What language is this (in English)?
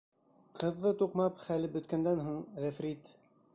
Bashkir